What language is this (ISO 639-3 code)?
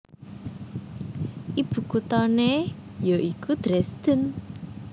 jav